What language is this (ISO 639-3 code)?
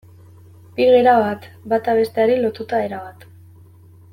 eus